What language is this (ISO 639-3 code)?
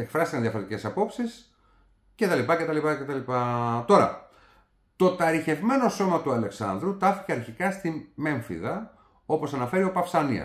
ell